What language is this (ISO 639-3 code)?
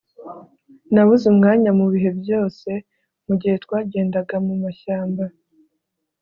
kin